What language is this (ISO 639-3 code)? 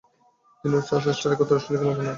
ben